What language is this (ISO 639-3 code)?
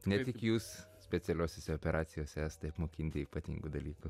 lit